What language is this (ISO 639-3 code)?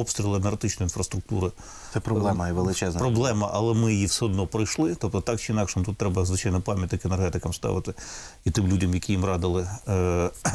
ukr